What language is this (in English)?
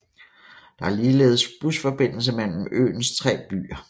Danish